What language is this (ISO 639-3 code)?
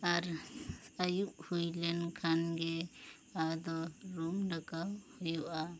sat